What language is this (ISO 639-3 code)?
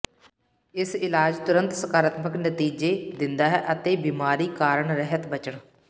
pan